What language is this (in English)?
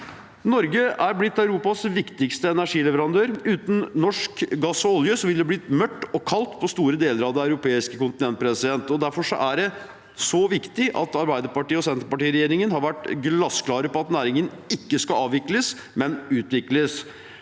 Norwegian